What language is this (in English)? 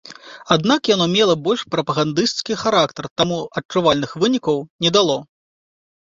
Belarusian